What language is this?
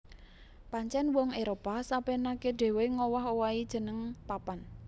Javanese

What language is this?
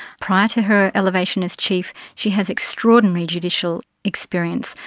English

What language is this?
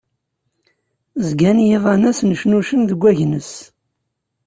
Kabyle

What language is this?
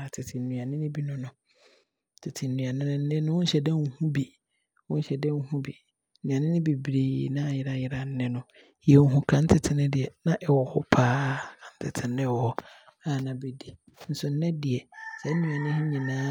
Abron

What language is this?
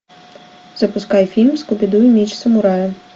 Russian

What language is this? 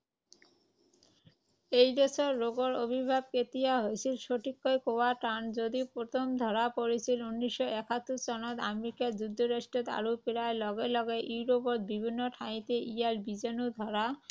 Assamese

